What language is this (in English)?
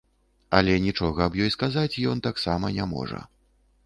Belarusian